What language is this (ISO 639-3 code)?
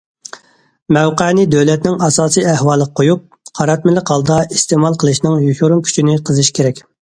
uig